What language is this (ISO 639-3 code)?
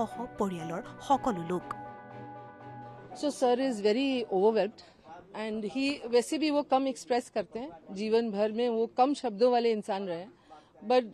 hin